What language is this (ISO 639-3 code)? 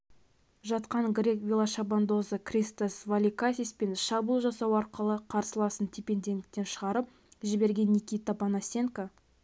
kaz